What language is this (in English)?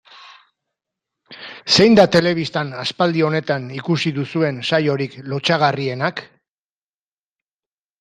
Basque